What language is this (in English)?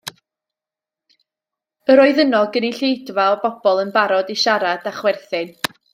Welsh